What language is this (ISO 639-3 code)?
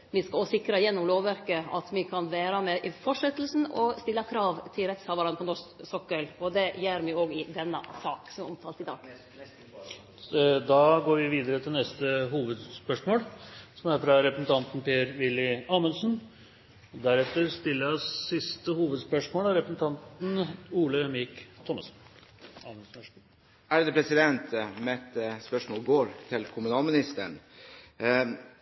nor